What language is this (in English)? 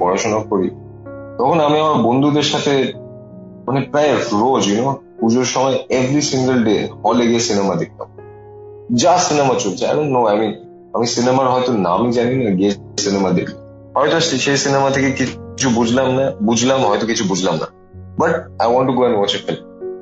Bangla